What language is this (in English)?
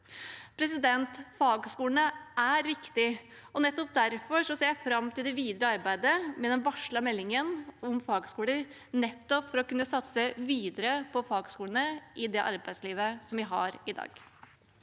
Norwegian